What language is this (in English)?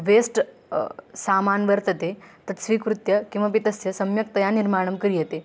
Sanskrit